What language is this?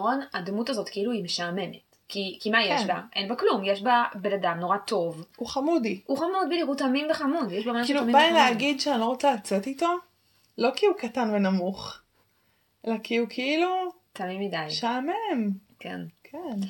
Hebrew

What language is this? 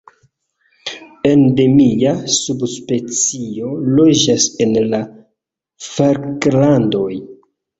Esperanto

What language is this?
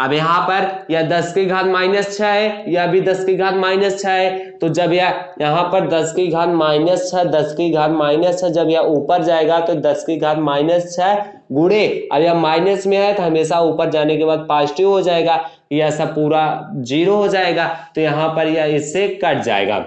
Hindi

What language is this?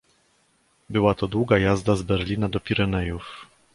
Polish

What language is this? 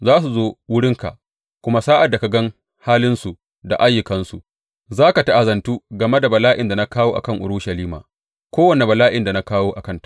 Hausa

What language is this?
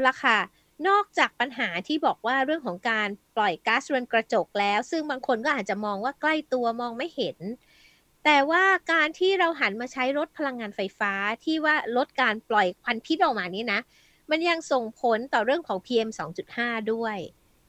Thai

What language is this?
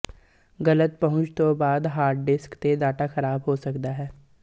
Punjabi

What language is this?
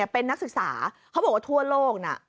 Thai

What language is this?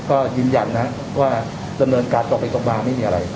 Thai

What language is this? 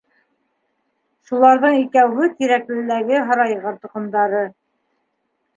Bashkir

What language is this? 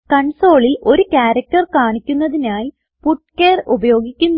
Malayalam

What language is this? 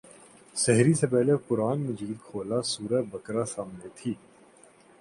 Urdu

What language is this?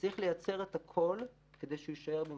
Hebrew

